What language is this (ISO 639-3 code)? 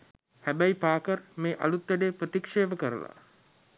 sin